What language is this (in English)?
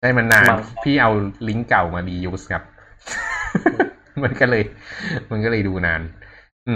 Thai